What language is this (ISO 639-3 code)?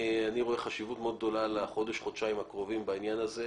heb